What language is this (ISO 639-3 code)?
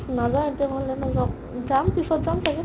asm